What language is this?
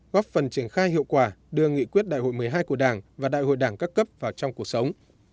Vietnamese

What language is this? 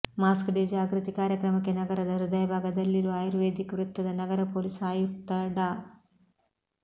Kannada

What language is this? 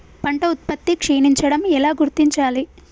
Telugu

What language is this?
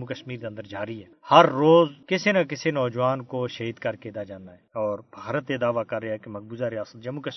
Urdu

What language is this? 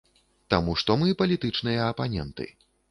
Belarusian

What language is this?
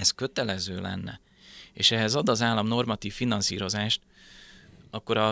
Hungarian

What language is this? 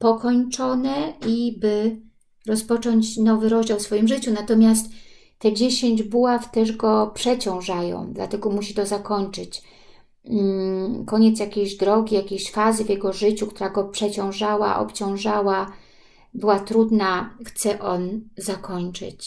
Polish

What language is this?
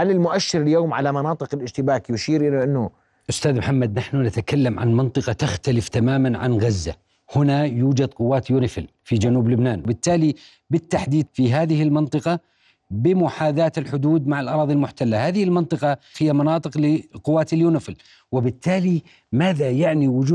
Arabic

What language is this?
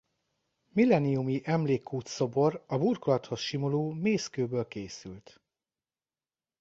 Hungarian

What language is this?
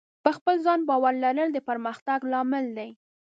Pashto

